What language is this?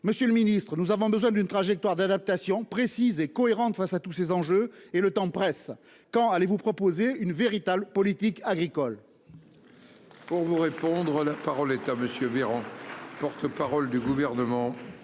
French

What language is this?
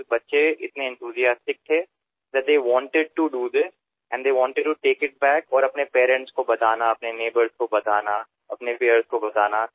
Marathi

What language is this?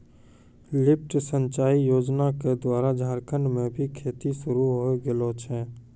Maithili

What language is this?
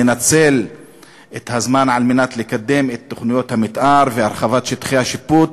Hebrew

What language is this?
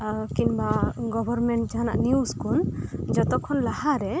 Santali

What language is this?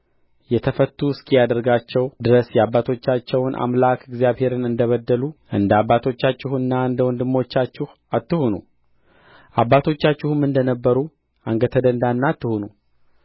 Amharic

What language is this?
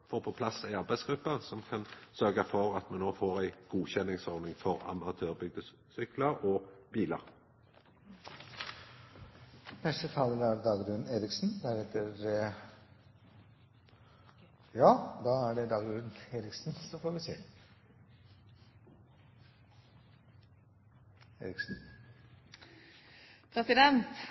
Norwegian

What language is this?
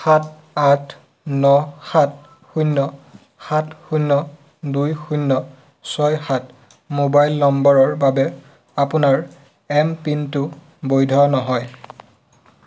Assamese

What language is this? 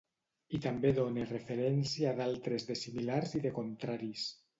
Catalan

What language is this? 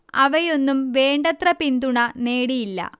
Malayalam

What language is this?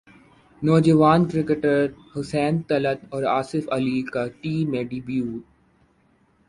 Urdu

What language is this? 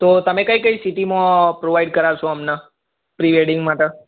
Gujarati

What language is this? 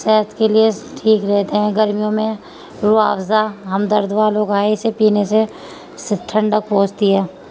Urdu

